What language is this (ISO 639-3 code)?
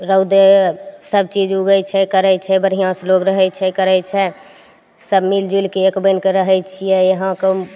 mai